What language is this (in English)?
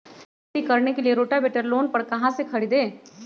Magahi